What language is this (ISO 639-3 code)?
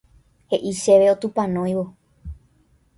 grn